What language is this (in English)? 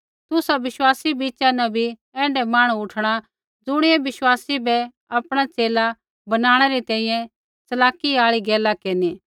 Kullu Pahari